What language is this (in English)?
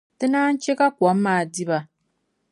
Dagbani